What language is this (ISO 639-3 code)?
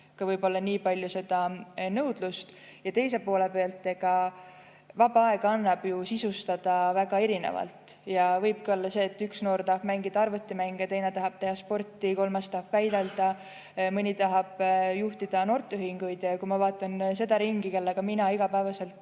est